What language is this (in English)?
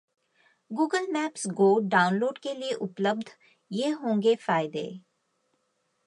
Hindi